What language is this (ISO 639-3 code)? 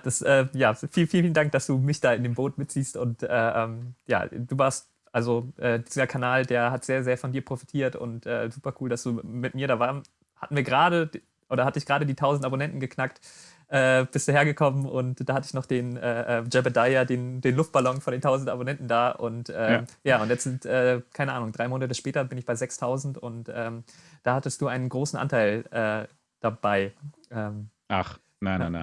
deu